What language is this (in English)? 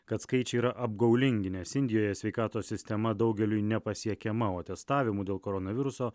Lithuanian